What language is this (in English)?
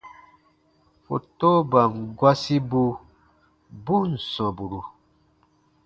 Baatonum